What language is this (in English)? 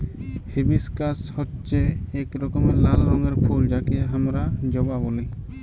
Bangla